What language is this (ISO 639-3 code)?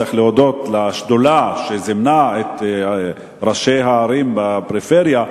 heb